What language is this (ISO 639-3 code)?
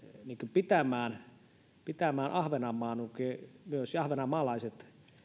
fin